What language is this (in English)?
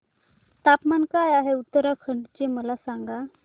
Marathi